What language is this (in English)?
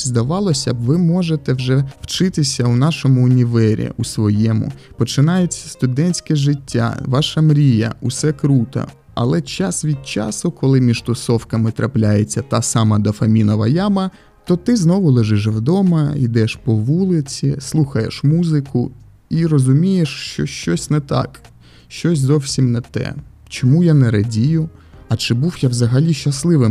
Ukrainian